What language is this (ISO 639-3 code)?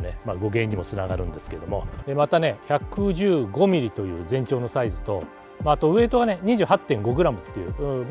jpn